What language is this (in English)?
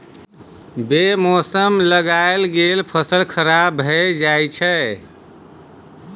Maithili